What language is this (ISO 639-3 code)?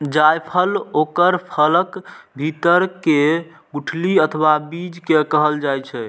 mai